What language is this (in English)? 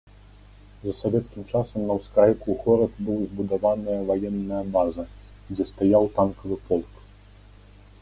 Belarusian